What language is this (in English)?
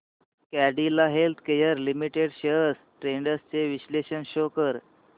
Marathi